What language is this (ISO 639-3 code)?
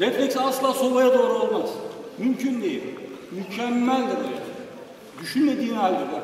tur